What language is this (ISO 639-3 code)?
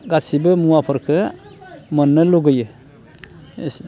brx